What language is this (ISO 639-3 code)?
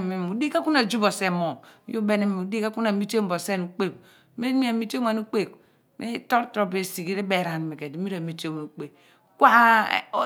abn